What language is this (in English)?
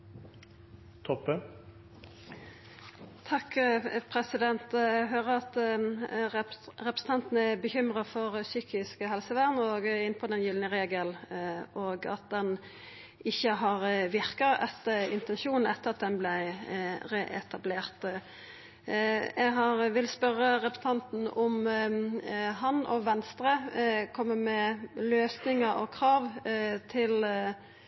Norwegian Nynorsk